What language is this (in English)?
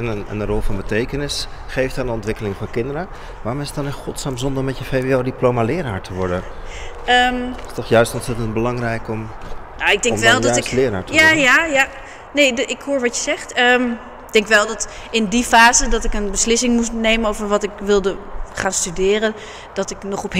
Dutch